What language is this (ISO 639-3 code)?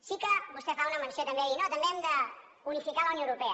cat